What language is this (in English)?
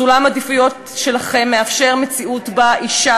Hebrew